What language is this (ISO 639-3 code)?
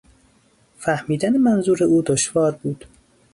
fas